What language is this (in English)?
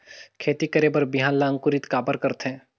Chhattisgarhi